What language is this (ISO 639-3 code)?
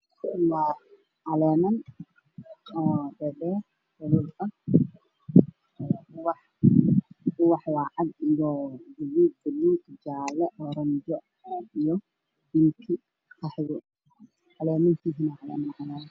som